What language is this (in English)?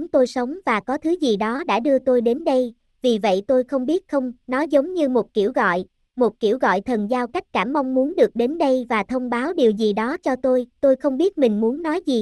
Vietnamese